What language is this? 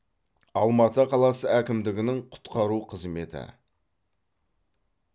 Kazakh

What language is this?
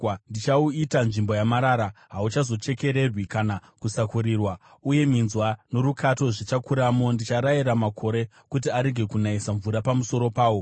Shona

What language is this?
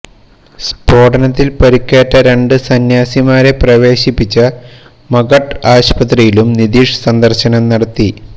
Malayalam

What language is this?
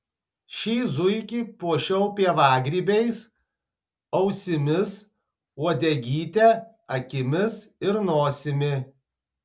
Lithuanian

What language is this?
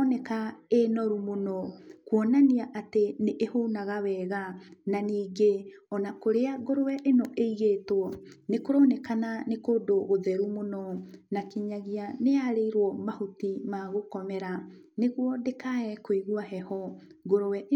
Kikuyu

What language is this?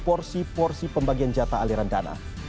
Indonesian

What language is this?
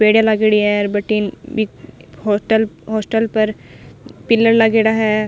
Rajasthani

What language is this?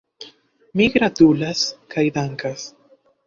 Esperanto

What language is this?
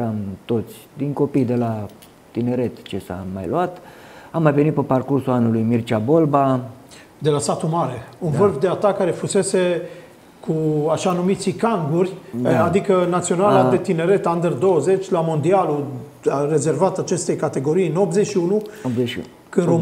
Romanian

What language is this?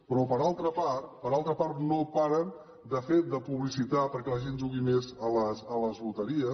Catalan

